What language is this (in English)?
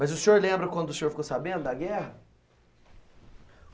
Portuguese